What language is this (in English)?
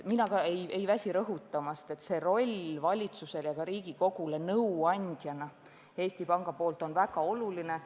Estonian